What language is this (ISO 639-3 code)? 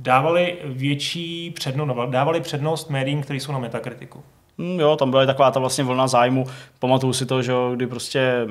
ces